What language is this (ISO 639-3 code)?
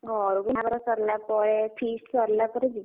ori